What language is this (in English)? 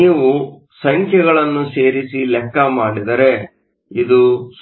Kannada